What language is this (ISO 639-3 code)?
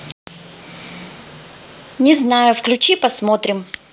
rus